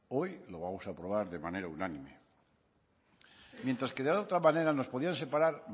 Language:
Spanish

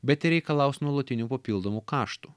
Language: Lithuanian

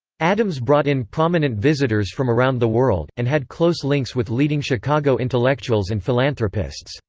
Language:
English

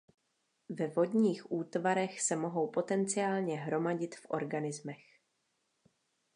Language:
Czech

